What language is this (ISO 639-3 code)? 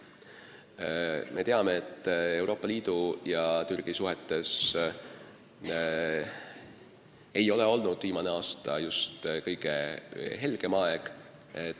est